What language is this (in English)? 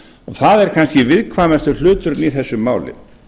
Icelandic